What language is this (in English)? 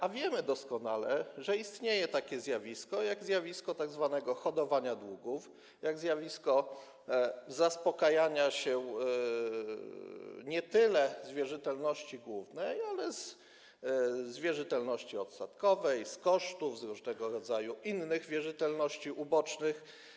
Polish